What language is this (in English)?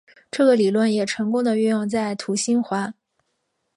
Chinese